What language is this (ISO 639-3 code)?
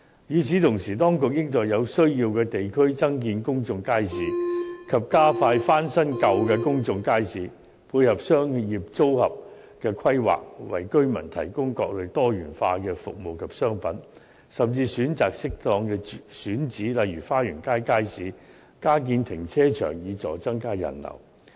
yue